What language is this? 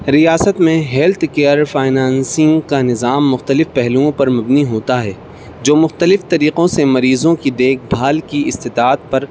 Urdu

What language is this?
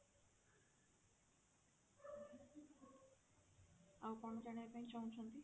Odia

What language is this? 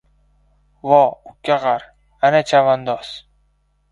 Uzbek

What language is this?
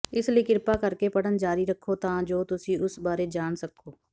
Punjabi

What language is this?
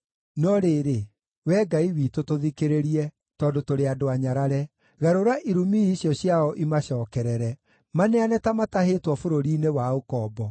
Kikuyu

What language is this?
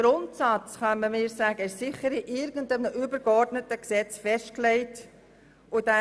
Swiss German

